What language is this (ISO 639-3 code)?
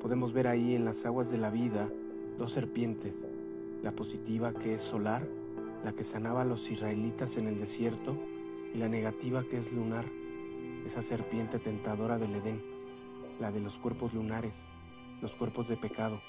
spa